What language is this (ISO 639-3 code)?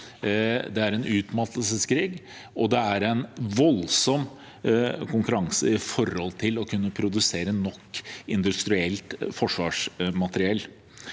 nor